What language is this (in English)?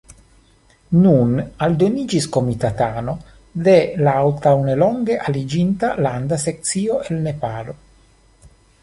Esperanto